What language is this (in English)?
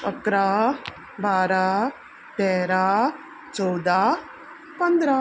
Konkani